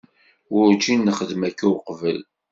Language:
Kabyle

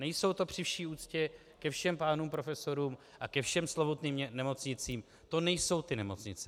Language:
Czech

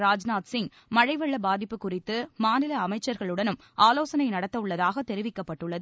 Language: Tamil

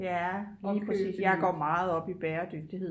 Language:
Danish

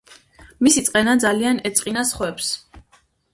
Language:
Georgian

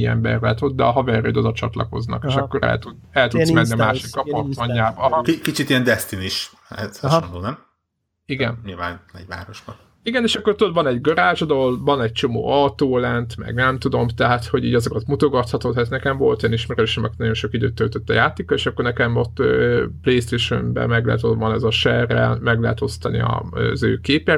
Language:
Hungarian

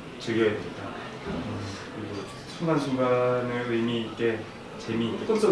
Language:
Korean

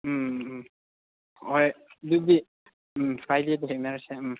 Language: Manipuri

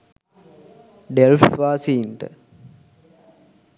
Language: Sinhala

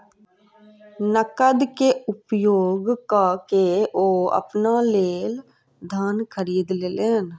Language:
Maithili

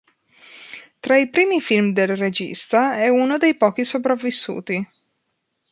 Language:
Italian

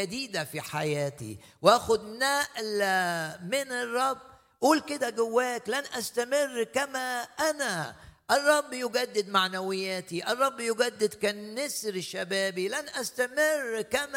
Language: Arabic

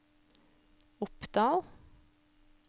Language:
Norwegian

